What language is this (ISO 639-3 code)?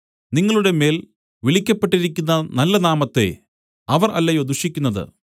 mal